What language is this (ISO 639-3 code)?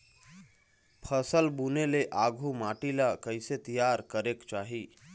hne